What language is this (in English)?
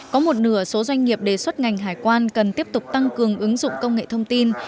Vietnamese